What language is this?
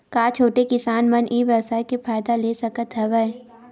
Chhattisgarhi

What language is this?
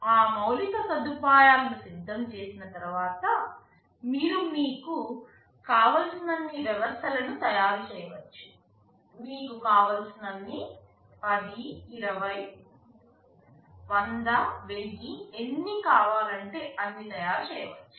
Telugu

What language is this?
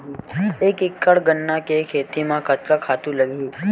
Chhattisgarhi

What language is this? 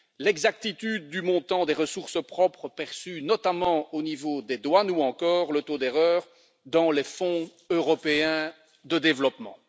French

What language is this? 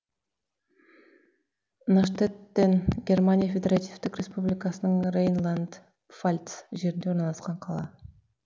Kazakh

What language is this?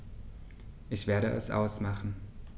German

